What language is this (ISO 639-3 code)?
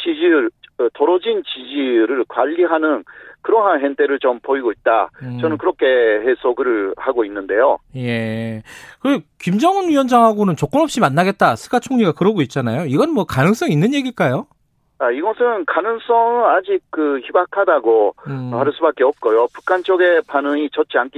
kor